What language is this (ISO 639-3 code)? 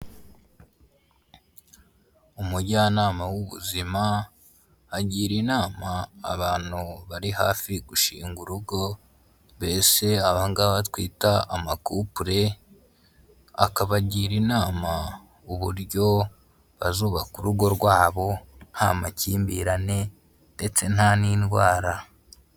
kin